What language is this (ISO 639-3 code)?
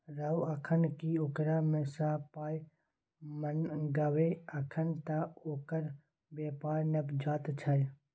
mai